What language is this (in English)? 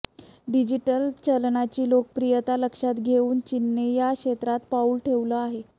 Marathi